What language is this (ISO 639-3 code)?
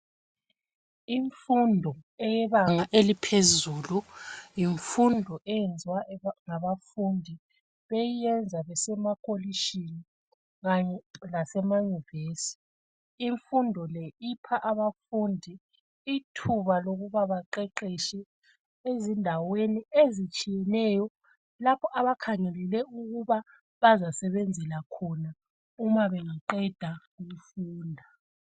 nde